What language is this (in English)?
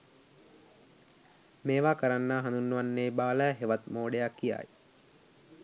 Sinhala